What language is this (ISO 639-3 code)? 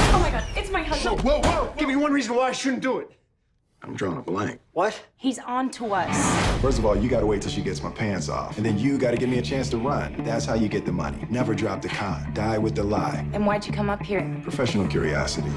eng